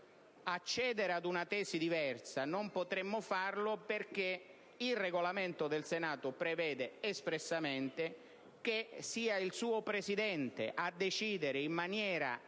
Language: Italian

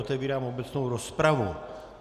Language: Czech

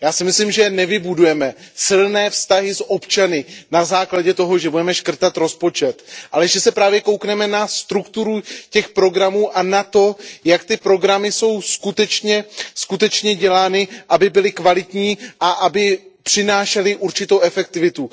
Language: Czech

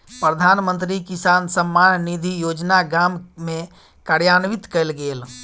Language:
Maithili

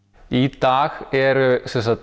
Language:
Icelandic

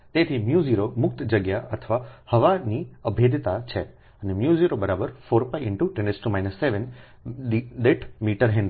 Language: Gujarati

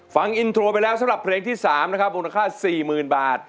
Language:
Thai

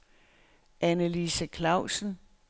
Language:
Danish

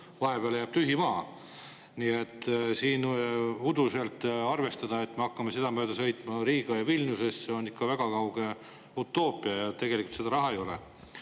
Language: Estonian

